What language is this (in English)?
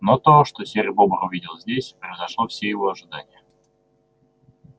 Russian